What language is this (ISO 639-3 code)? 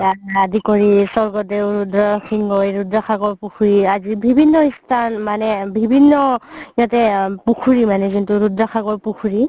asm